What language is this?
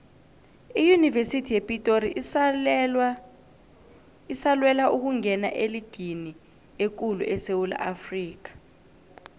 South Ndebele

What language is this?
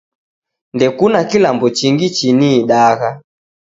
Taita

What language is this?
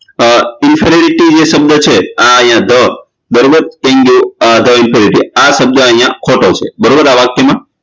Gujarati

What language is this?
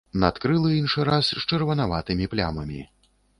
Belarusian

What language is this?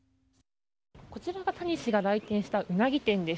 Japanese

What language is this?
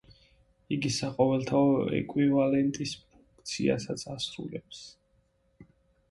Georgian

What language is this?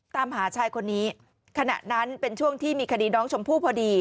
Thai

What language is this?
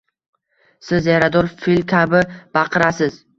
Uzbek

